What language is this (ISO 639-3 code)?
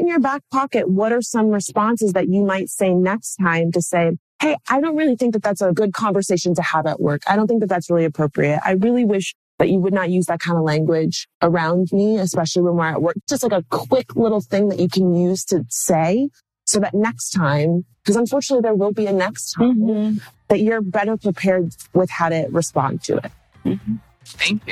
eng